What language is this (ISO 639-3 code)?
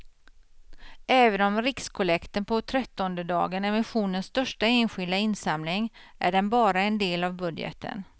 swe